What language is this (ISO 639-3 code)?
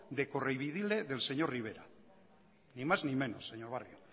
spa